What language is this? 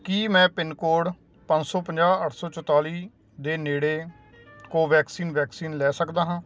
Punjabi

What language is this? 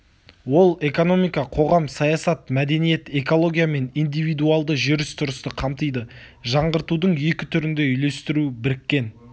Kazakh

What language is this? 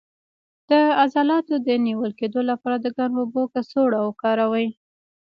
Pashto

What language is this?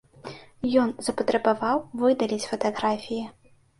Belarusian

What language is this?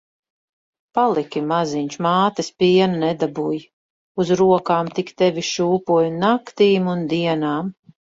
Latvian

